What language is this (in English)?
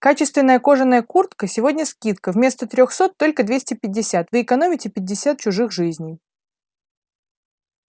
Russian